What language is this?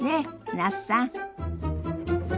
Japanese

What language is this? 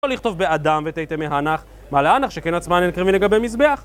Hebrew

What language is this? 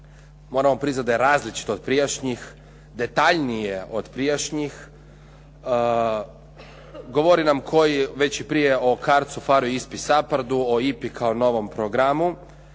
Croatian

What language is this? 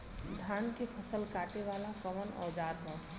Bhojpuri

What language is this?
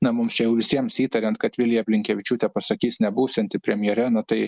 Lithuanian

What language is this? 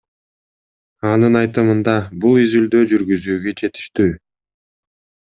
Kyrgyz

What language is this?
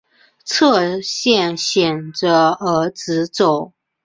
Chinese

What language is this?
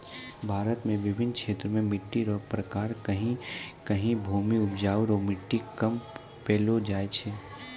Maithili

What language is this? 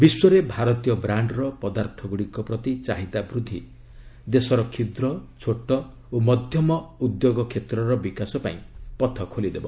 Odia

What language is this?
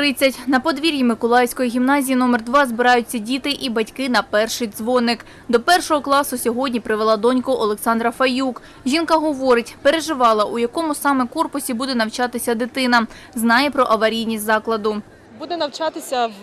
Ukrainian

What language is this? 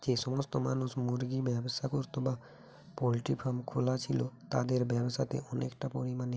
Bangla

